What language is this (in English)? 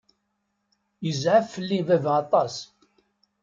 Kabyle